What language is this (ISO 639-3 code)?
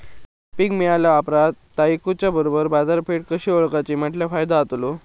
mar